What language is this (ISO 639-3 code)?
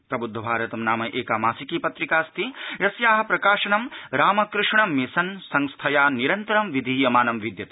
san